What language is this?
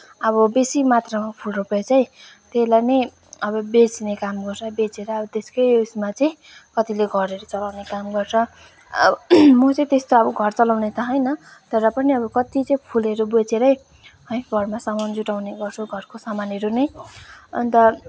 Nepali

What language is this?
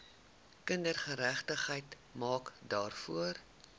Afrikaans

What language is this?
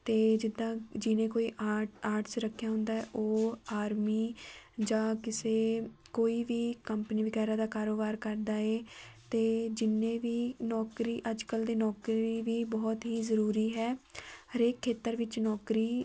Punjabi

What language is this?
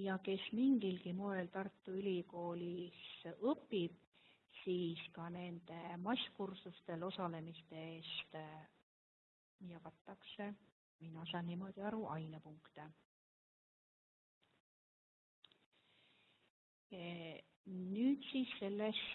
German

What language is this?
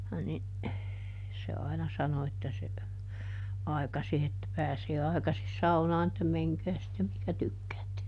Finnish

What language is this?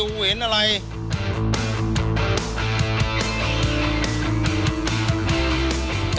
Thai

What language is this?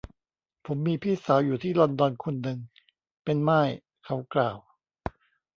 Thai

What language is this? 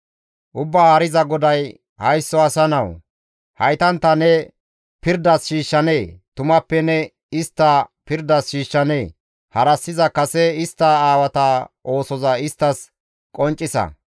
Gamo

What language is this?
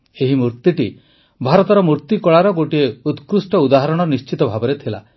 Odia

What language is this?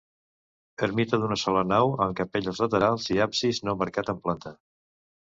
Catalan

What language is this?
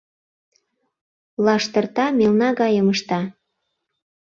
Mari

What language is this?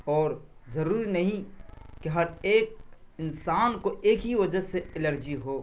Urdu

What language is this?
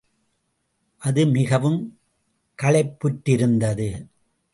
Tamil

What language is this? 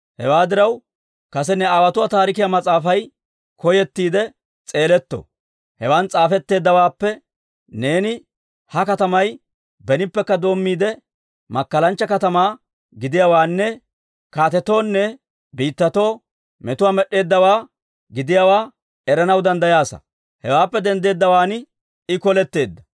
Dawro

